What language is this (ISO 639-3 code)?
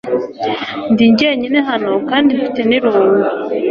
kin